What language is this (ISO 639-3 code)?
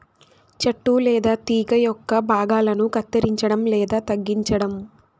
tel